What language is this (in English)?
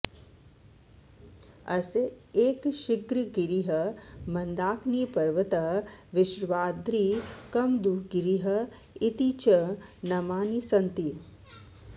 Sanskrit